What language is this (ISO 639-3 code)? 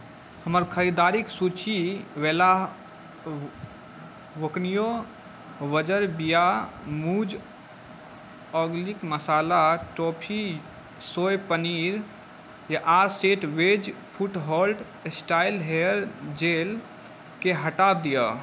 mai